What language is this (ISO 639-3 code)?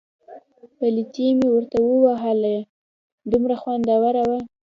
pus